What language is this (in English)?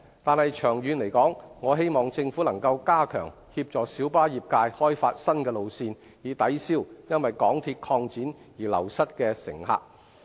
Cantonese